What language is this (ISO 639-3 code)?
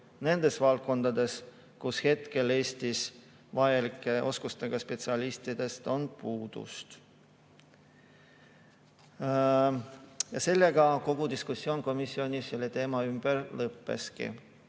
est